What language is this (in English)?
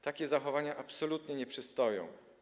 Polish